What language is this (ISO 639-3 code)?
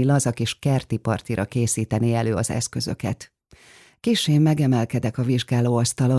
hun